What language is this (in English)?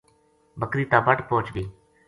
Gujari